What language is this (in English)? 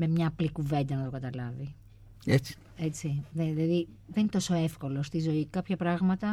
Greek